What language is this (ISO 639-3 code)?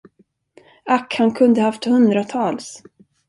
swe